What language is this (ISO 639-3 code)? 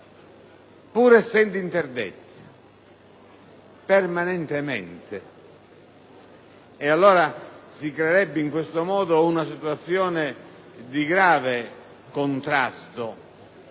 ita